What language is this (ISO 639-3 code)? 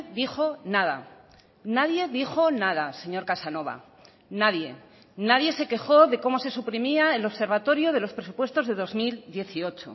spa